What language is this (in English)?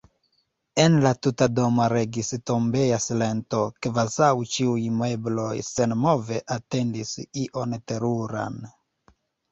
Esperanto